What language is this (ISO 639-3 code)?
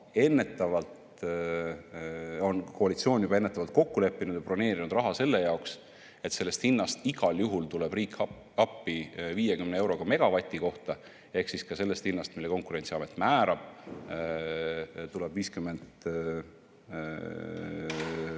est